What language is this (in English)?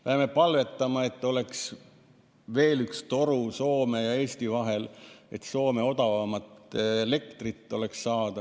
Estonian